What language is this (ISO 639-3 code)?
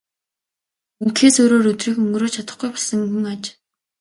mon